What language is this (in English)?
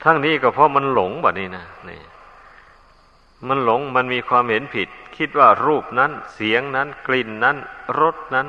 Thai